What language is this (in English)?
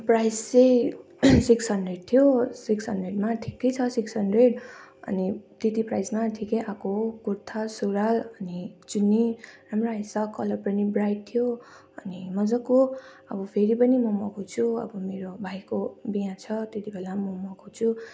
Nepali